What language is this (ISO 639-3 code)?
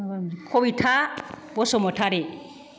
brx